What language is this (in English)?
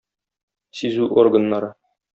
Tatar